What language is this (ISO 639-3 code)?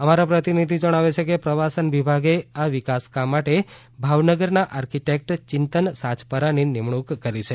guj